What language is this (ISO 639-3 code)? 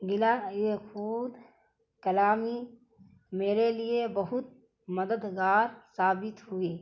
urd